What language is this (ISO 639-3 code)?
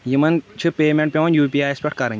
kas